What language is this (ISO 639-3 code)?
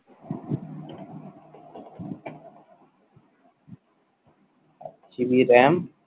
ben